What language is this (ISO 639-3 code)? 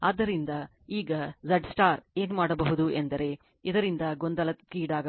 kan